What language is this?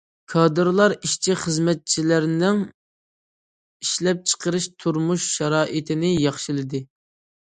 Uyghur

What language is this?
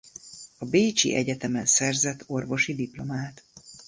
Hungarian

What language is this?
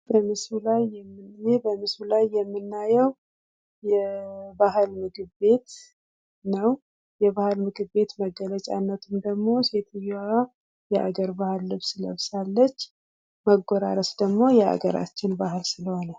Amharic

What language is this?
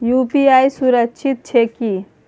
Maithili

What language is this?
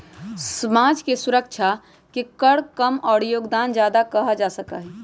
Magahi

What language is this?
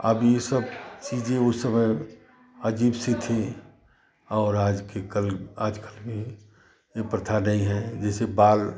Hindi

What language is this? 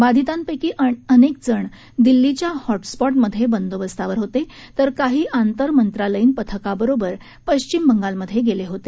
Marathi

